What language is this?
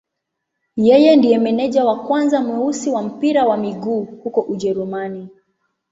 Swahili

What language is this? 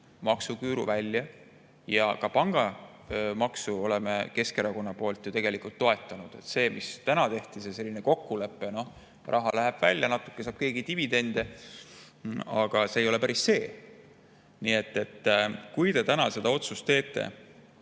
Estonian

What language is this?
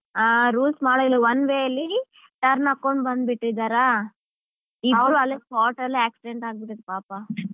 Kannada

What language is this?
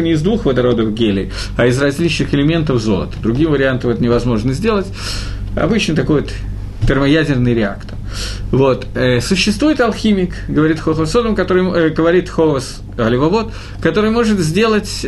Russian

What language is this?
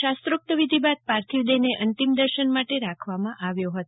Gujarati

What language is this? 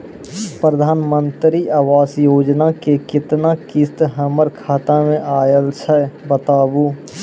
Maithili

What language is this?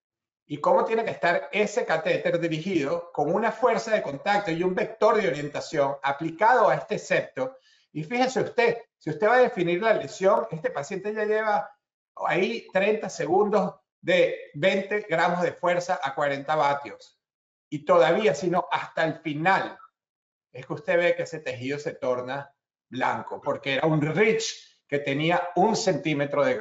Spanish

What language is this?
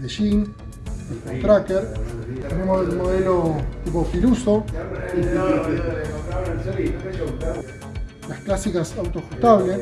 Spanish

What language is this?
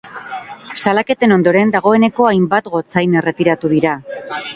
Basque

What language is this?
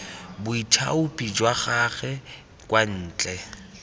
Tswana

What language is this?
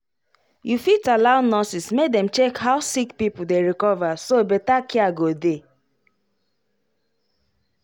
Nigerian Pidgin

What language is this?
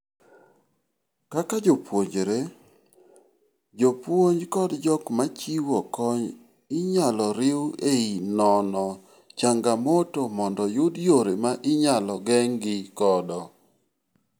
Luo (Kenya and Tanzania)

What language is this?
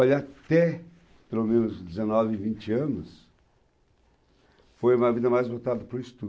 Portuguese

